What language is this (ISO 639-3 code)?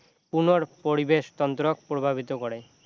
asm